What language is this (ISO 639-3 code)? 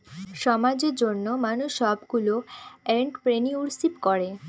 ben